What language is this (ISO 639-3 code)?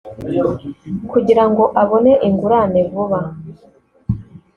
kin